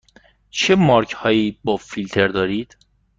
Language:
Persian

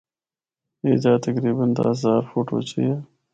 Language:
Northern Hindko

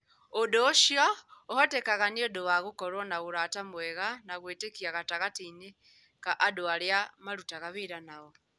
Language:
Kikuyu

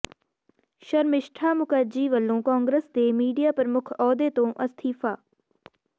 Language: Punjabi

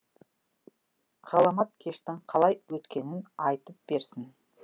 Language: Kazakh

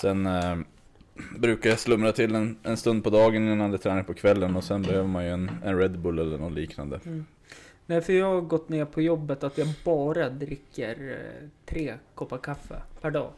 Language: Swedish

